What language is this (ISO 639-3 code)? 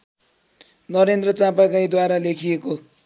nep